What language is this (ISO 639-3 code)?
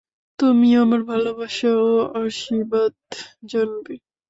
ben